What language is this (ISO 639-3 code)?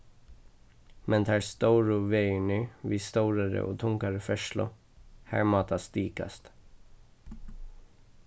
fao